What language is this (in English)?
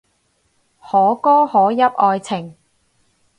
Cantonese